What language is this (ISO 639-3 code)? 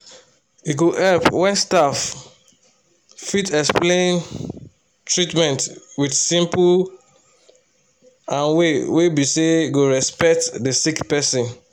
pcm